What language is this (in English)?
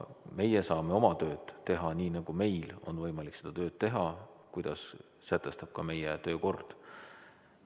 Estonian